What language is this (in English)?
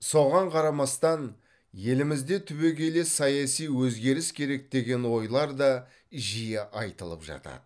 Kazakh